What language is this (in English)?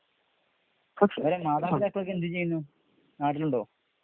Malayalam